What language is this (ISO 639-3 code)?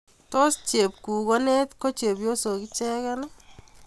kln